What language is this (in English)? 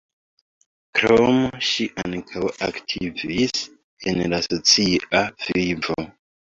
Esperanto